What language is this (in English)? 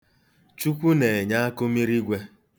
Igbo